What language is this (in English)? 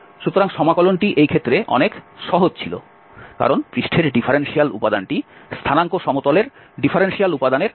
Bangla